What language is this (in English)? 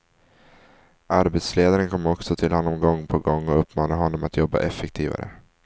Swedish